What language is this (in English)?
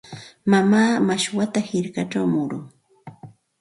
Santa Ana de Tusi Pasco Quechua